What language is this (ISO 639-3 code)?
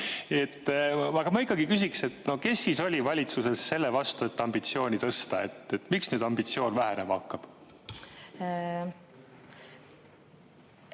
est